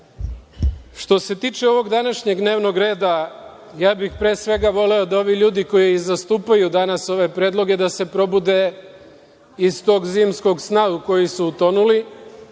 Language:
Serbian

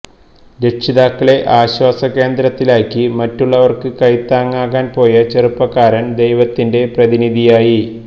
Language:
Malayalam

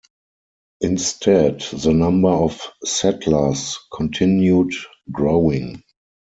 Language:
English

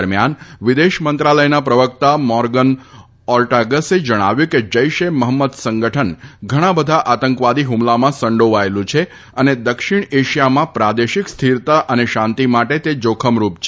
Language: Gujarati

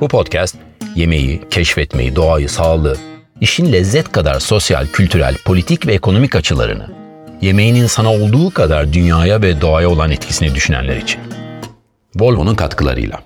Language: Turkish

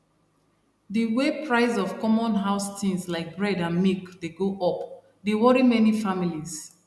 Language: Nigerian Pidgin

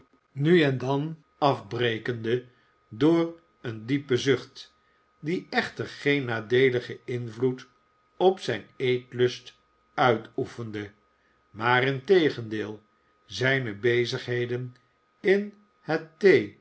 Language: Dutch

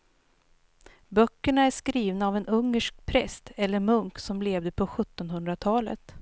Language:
Swedish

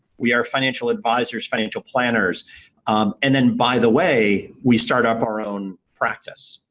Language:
English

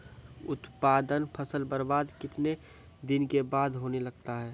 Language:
Maithili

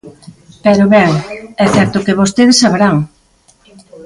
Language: Galician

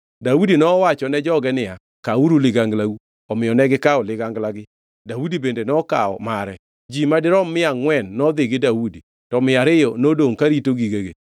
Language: Luo (Kenya and Tanzania)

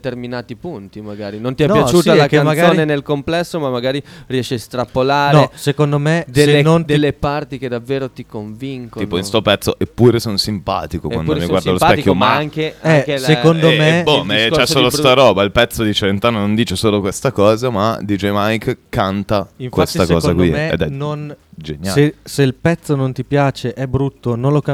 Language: Italian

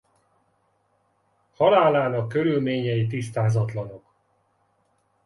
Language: Hungarian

